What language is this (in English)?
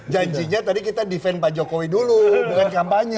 Indonesian